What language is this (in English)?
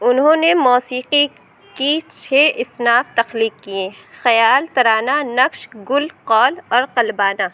Urdu